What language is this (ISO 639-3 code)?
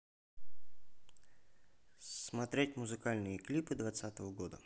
rus